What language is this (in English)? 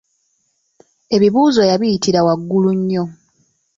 Ganda